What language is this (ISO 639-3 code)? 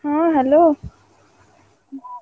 ori